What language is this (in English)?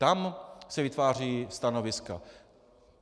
Czech